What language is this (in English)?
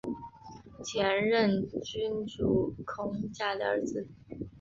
Chinese